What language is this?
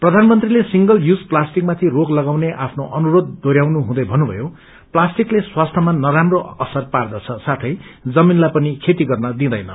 Nepali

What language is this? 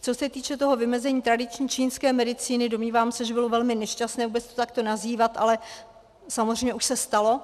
Czech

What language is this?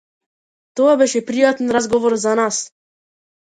Macedonian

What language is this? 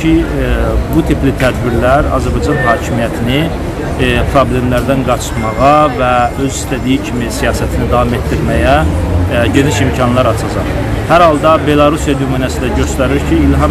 Turkish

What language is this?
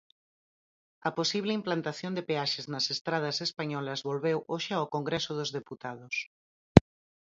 Galician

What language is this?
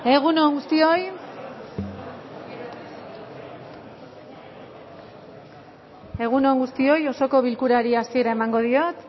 Basque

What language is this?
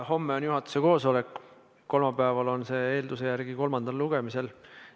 Estonian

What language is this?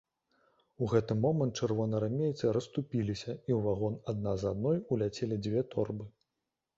Belarusian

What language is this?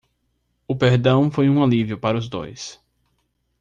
Portuguese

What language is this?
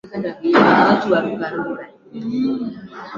Swahili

